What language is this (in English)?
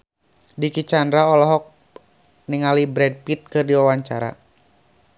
Sundanese